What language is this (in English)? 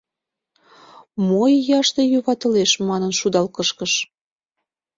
Mari